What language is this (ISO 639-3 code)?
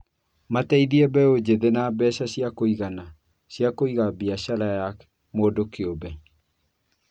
kik